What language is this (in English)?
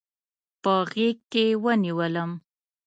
Pashto